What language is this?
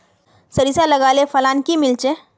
Magahi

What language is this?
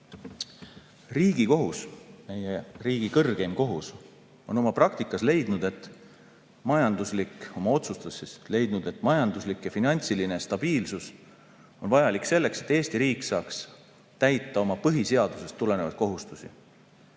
Estonian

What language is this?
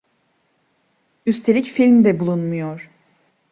Turkish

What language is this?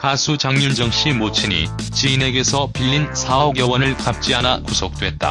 Korean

